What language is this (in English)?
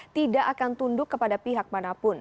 Indonesian